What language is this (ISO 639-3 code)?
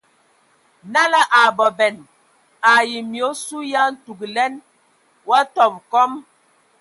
ewo